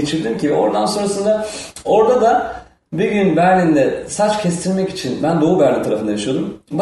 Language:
Turkish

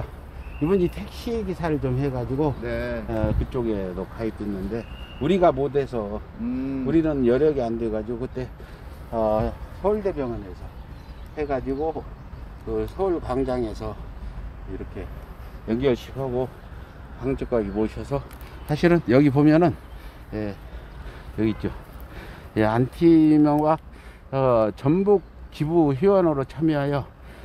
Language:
Korean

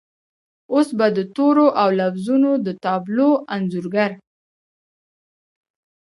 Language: Pashto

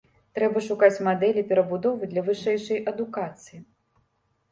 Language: Belarusian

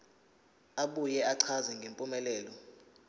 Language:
Zulu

